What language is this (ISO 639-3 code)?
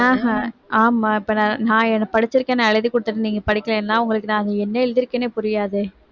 tam